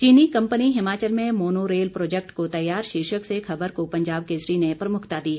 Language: Hindi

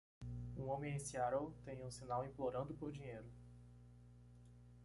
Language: Portuguese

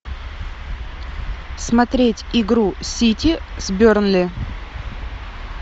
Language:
Russian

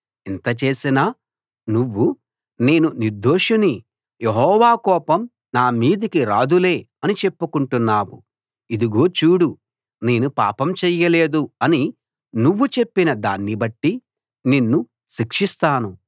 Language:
Telugu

